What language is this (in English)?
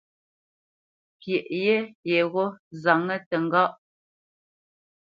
Bamenyam